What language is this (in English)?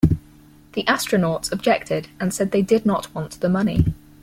English